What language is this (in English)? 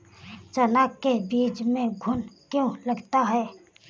Hindi